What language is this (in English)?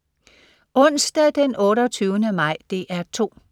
Danish